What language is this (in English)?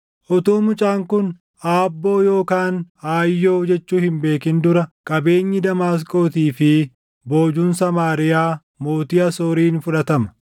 Oromo